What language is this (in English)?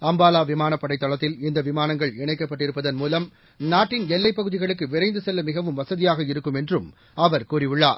Tamil